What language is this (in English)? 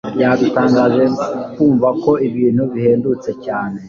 Kinyarwanda